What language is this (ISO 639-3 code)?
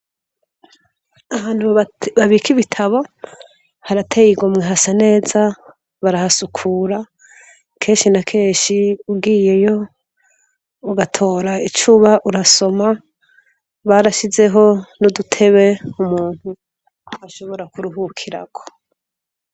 run